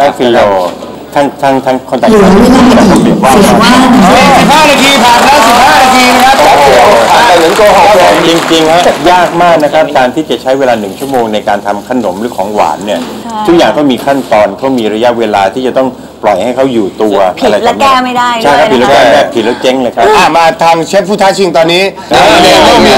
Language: Thai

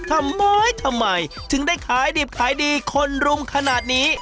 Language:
Thai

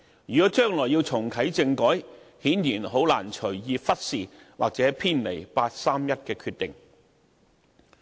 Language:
Cantonese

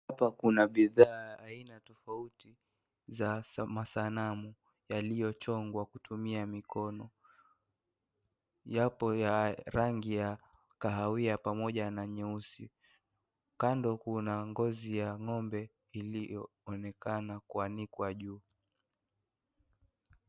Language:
Swahili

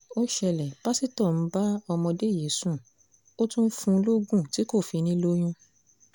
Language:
Yoruba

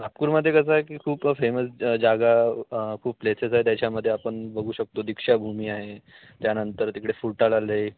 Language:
Marathi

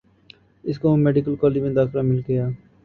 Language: Urdu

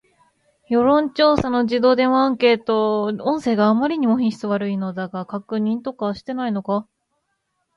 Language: Japanese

